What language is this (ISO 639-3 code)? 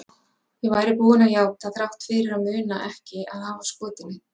isl